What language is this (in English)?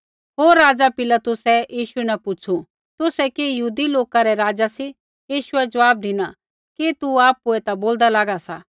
Kullu Pahari